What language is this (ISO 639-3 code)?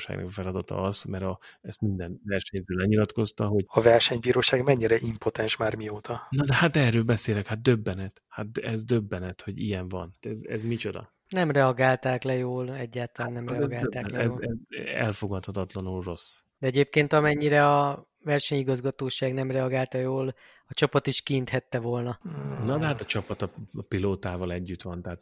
hun